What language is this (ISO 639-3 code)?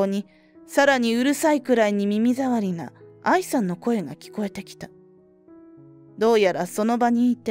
jpn